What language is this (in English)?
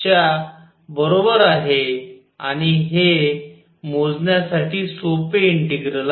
Marathi